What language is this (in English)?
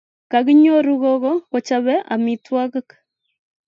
Kalenjin